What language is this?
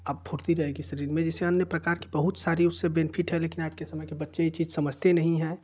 Hindi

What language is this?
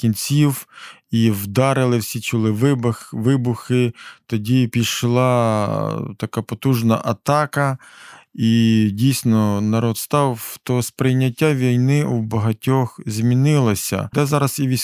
Ukrainian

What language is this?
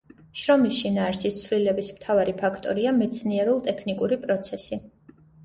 Georgian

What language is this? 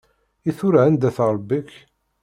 Kabyle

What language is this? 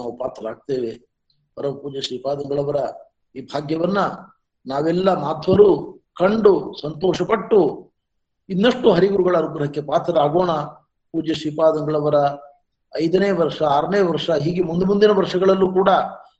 Kannada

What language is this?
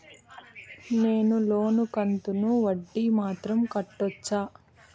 Telugu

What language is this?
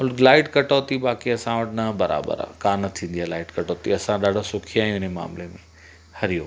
Sindhi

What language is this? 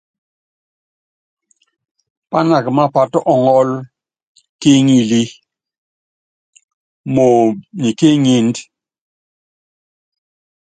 Yangben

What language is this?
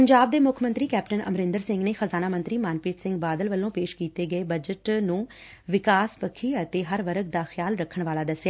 Punjabi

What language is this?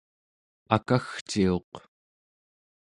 Central Yupik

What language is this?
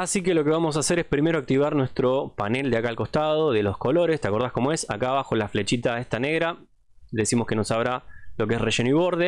Spanish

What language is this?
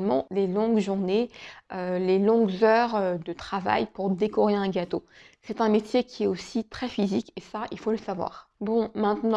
French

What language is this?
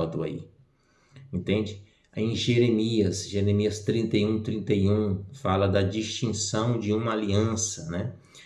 Portuguese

